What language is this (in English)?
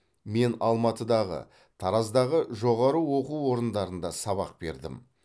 Kazakh